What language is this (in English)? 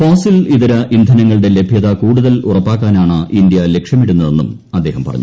Malayalam